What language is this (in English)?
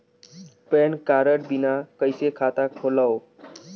Chhattisgarhi